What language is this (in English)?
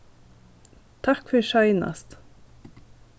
Faroese